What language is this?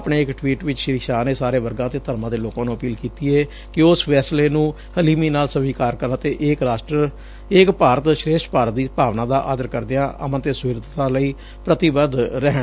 Punjabi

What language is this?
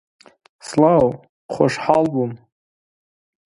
Central Kurdish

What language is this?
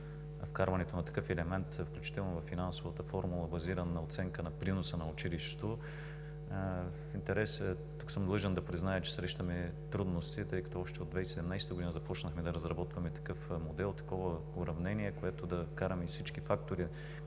Bulgarian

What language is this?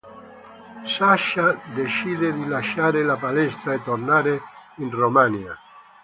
Italian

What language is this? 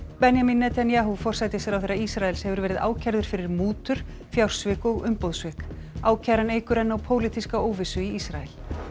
Icelandic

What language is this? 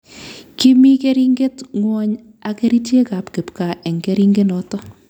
Kalenjin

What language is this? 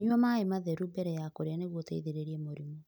Kikuyu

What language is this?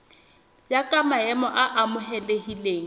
Southern Sotho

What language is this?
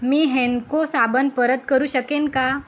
Marathi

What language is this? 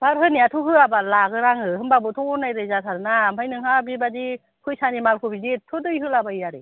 Bodo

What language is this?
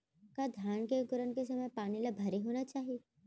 Chhattisgarhi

